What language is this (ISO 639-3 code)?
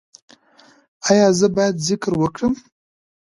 pus